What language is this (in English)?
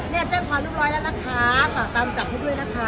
Thai